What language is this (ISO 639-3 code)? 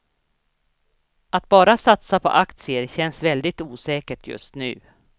swe